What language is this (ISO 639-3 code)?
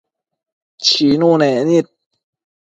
mcf